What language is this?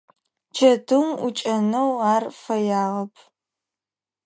Adyghe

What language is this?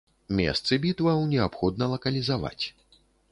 Belarusian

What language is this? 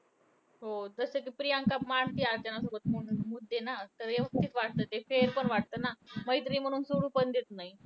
Marathi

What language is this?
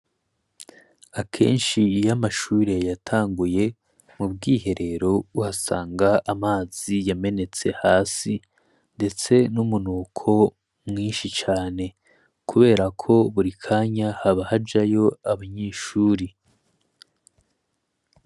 Rundi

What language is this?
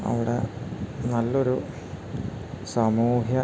Malayalam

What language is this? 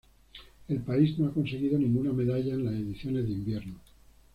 Spanish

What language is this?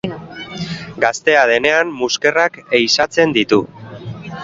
Basque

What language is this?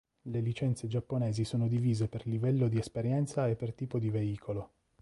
Italian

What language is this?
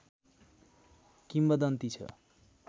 Nepali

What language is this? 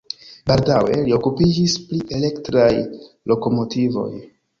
Esperanto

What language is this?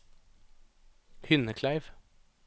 Norwegian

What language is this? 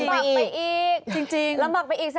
Thai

